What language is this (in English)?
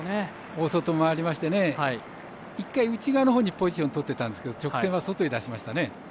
Japanese